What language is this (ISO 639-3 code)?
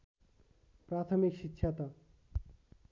nep